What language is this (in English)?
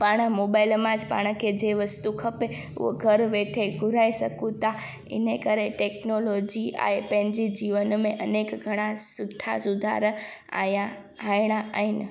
Sindhi